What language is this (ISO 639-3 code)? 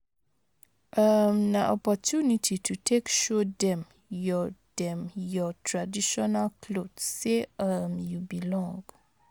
pcm